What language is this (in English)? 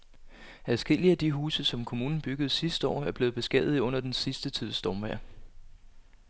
Danish